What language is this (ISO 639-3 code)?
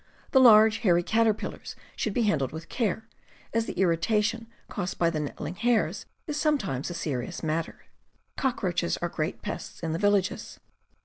eng